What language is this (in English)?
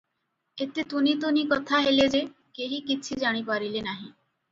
Odia